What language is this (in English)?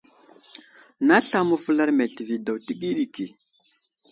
Wuzlam